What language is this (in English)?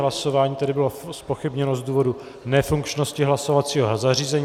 Czech